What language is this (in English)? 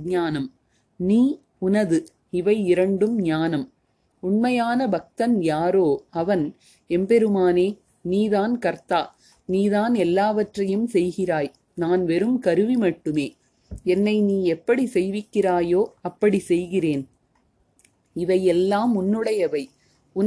Tamil